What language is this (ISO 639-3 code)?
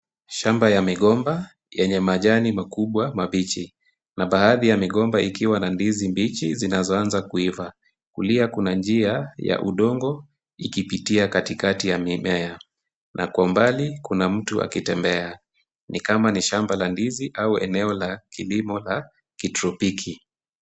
swa